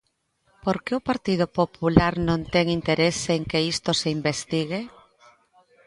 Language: Galician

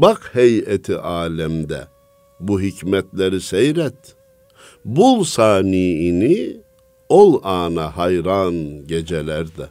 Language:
Turkish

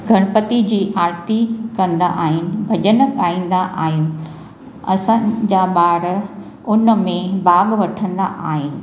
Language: Sindhi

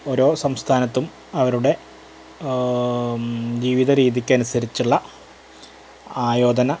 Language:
Malayalam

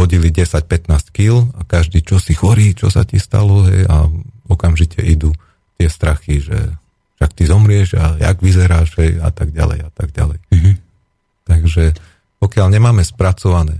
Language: Slovak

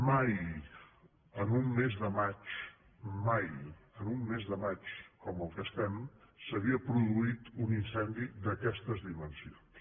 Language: Catalan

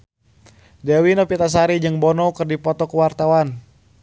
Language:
Sundanese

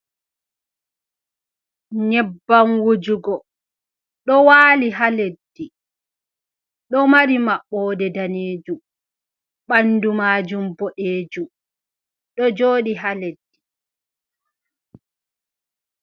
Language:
Fula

